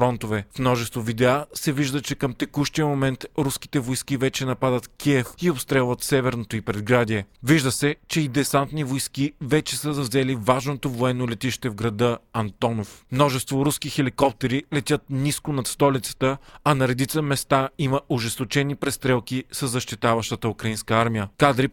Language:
Bulgarian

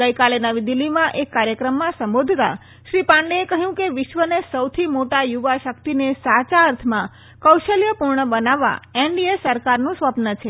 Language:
Gujarati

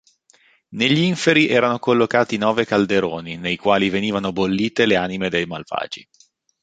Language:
Italian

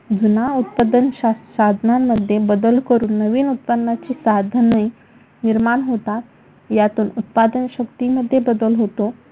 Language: Marathi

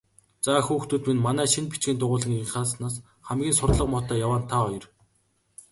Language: Mongolian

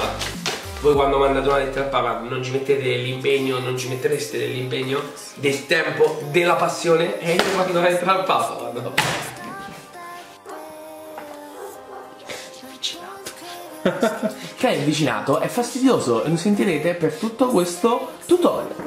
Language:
Italian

